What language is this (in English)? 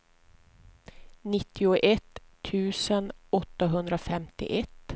Swedish